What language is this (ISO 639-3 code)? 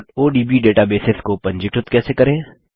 hin